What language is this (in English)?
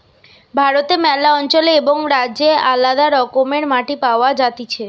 Bangla